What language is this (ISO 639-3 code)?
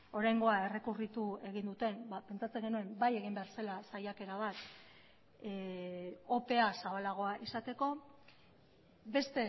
eus